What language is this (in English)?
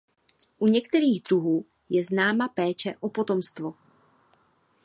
Czech